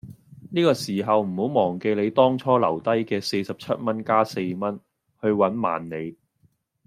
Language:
Cantonese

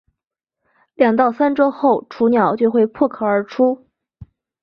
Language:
Chinese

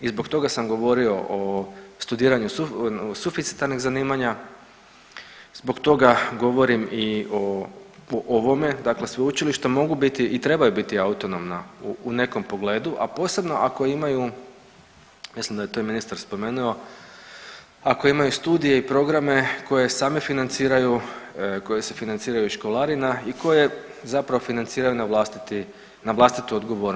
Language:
Croatian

